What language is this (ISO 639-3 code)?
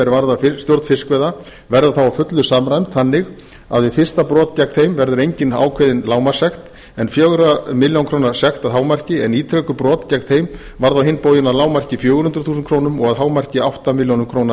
isl